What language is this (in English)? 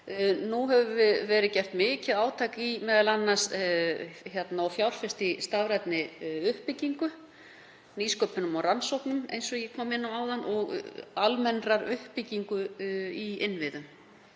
Icelandic